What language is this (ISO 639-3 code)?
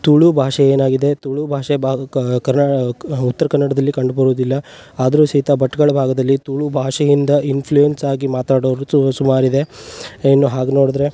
kan